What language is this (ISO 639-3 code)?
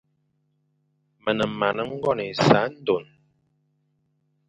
fan